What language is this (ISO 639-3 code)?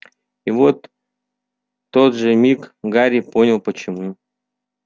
rus